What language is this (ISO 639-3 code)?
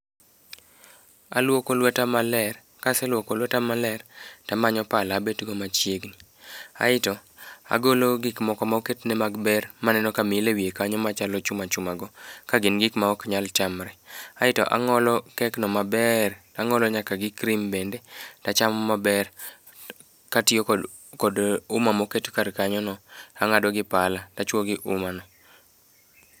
luo